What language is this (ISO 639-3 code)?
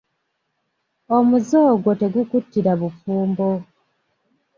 lug